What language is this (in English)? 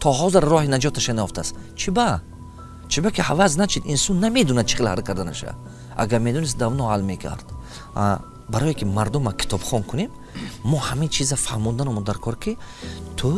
Tajik